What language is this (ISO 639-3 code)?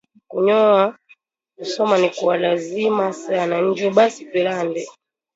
swa